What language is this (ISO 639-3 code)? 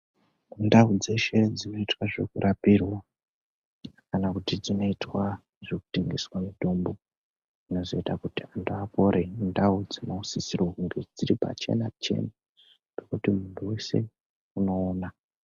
ndc